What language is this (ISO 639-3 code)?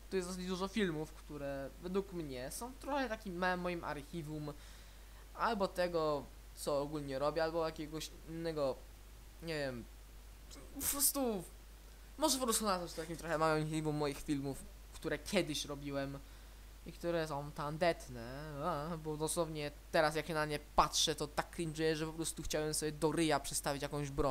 pol